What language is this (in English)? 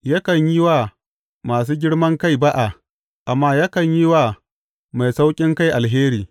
Hausa